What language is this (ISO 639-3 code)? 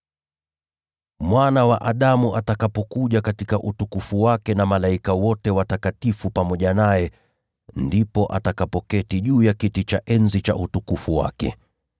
swa